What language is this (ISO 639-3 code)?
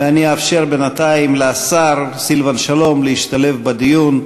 heb